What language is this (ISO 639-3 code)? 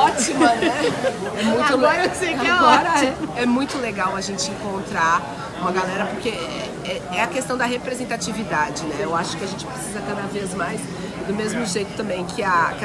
por